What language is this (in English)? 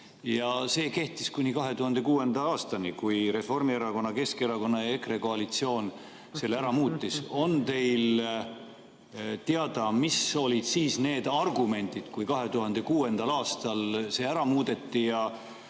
Estonian